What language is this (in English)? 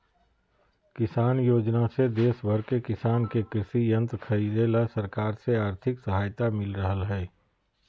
Magahi